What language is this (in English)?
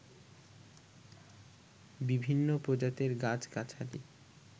Bangla